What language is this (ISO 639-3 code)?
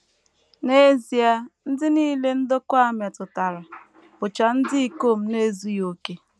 ibo